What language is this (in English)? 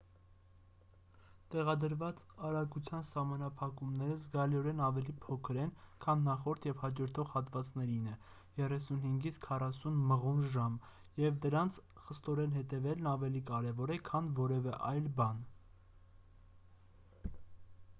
Armenian